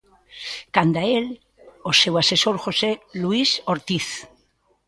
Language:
Galician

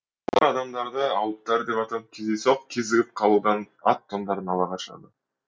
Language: Kazakh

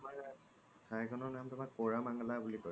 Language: Assamese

